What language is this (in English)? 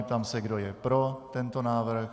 Czech